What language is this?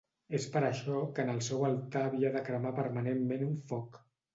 Catalan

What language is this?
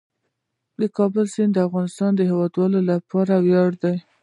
Pashto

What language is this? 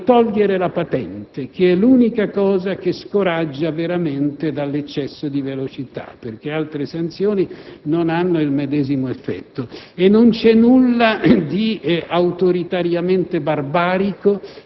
Italian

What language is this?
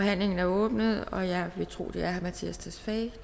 Danish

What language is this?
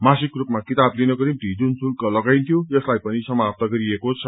Nepali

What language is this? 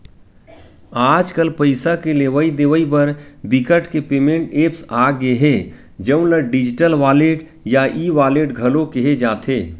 Chhattisgarhi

